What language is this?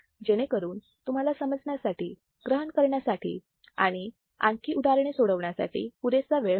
Marathi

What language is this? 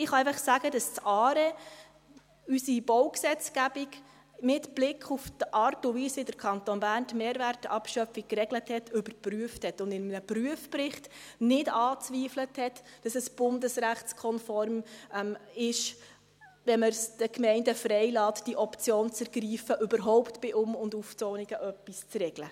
Swiss German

